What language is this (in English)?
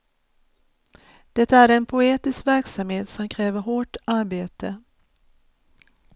Swedish